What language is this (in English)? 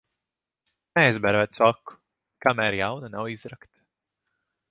Latvian